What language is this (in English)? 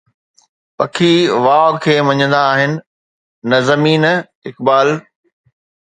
Sindhi